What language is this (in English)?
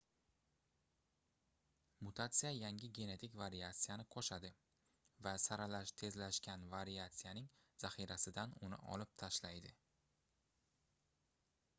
Uzbek